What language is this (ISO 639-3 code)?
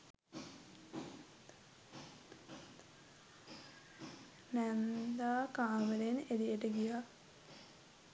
sin